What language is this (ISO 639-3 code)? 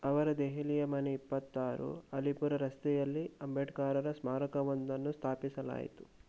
kan